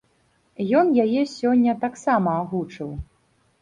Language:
Belarusian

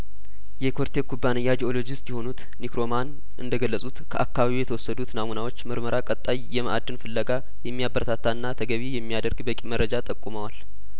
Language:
Amharic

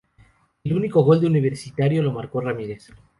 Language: Spanish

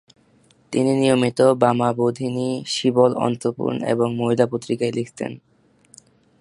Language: Bangla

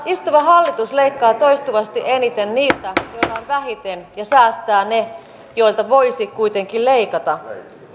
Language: Finnish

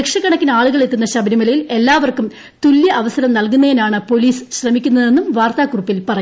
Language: Malayalam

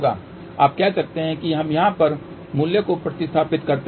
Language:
Hindi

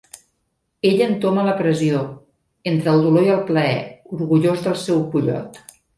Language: Catalan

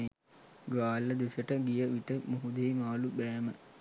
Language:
Sinhala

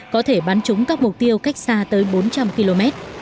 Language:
Vietnamese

